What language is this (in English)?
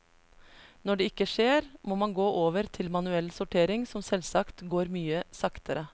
Norwegian